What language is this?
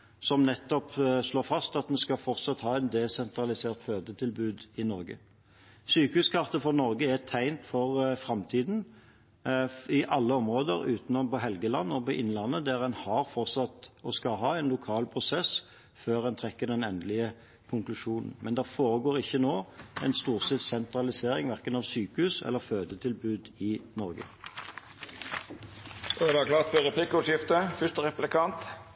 Norwegian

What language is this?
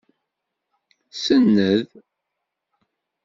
Kabyle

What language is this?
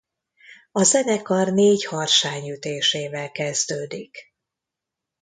Hungarian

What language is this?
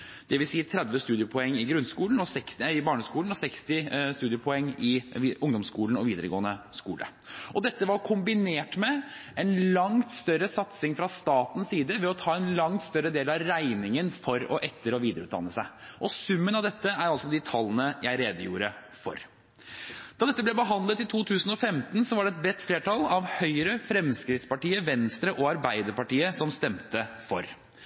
Norwegian Bokmål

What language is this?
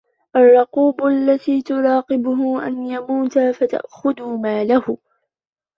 Arabic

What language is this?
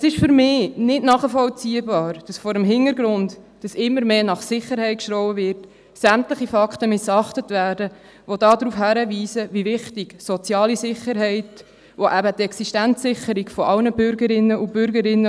Swiss German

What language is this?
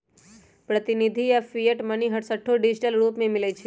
Magahi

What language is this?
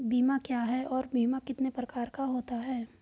Hindi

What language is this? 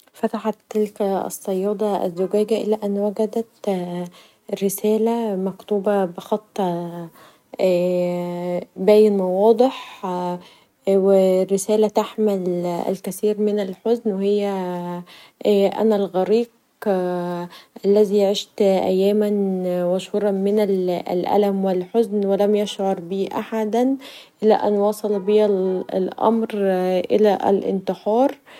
Egyptian Arabic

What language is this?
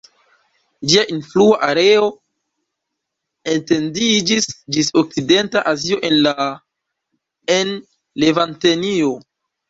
Esperanto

